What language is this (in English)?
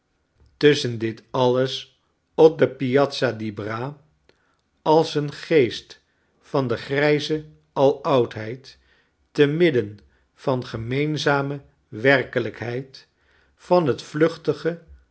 Dutch